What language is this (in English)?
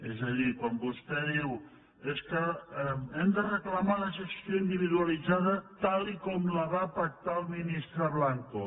Catalan